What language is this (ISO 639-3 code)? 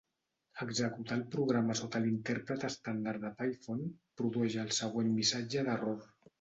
cat